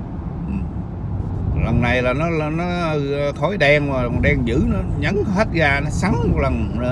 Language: Vietnamese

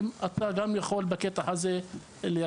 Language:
Hebrew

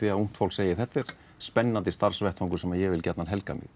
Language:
Icelandic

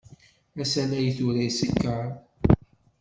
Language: Kabyle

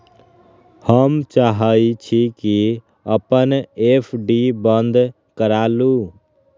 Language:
Magahi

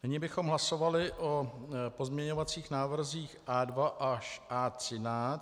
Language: Czech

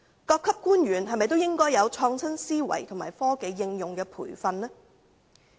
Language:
Cantonese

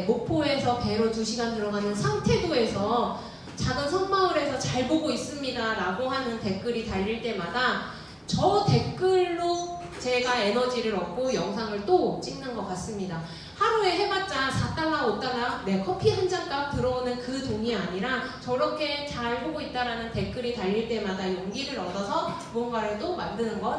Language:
Korean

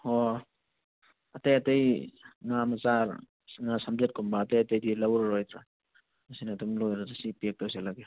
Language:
Manipuri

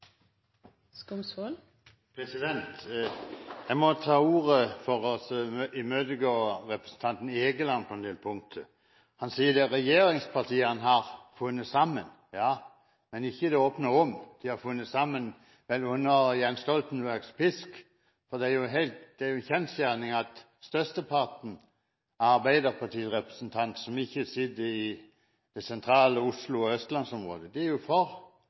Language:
Norwegian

